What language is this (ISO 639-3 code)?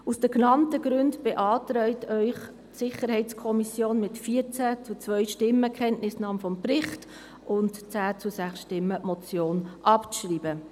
gsw